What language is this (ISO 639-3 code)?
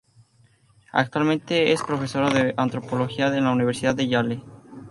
spa